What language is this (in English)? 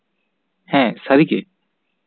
Santali